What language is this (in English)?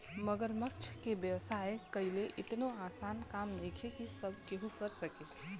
Bhojpuri